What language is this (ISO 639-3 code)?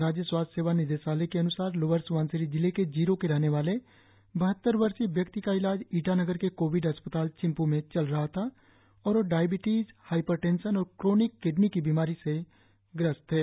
hin